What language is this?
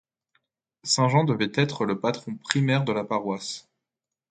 French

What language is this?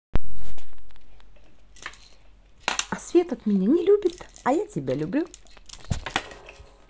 Russian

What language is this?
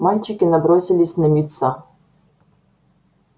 Russian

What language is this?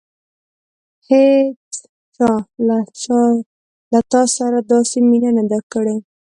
Pashto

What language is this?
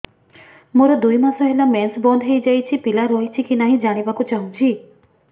Odia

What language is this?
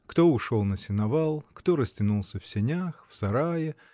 Russian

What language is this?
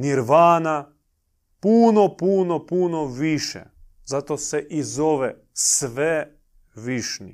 Croatian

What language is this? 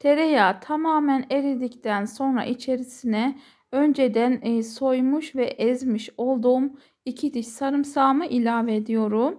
Turkish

